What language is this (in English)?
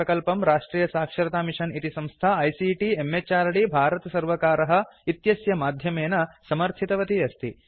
Sanskrit